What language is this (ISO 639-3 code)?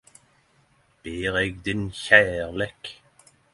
nno